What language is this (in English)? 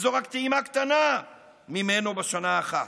Hebrew